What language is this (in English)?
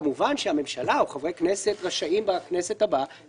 Hebrew